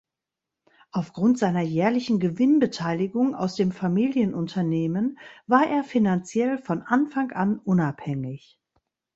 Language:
German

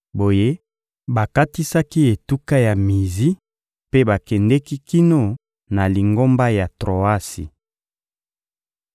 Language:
Lingala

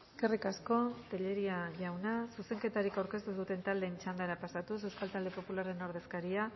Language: Basque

